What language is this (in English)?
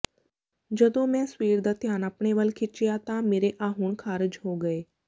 Punjabi